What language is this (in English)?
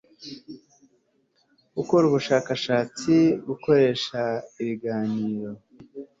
Kinyarwanda